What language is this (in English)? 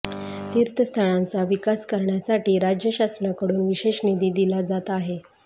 Marathi